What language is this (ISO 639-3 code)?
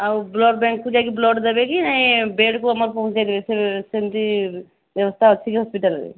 ori